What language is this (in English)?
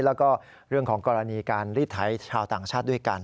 Thai